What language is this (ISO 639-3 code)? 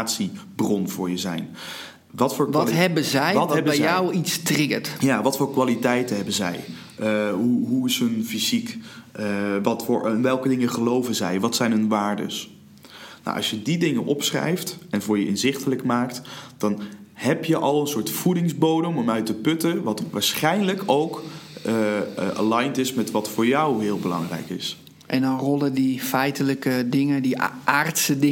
nld